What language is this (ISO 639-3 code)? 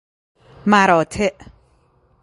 fas